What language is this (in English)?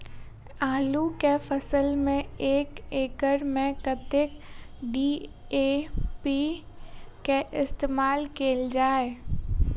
Maithili